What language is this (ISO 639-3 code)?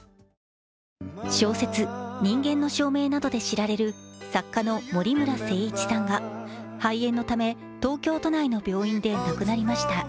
jpn